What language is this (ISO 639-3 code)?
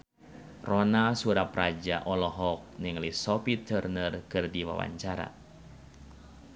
sun